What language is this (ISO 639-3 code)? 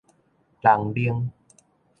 nan